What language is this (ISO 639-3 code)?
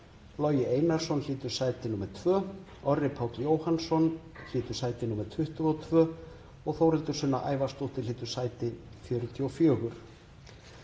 isl